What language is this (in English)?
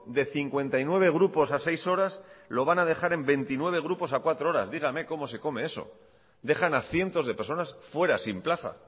Spanish